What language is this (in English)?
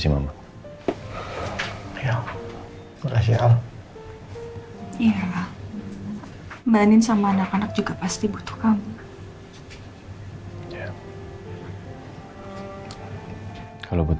Indonesian